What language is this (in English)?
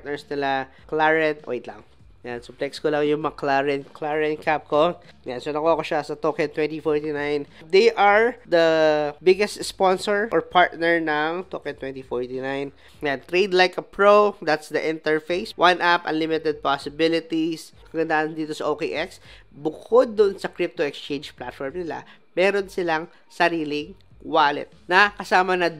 Filipino